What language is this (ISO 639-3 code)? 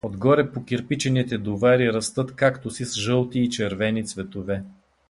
bul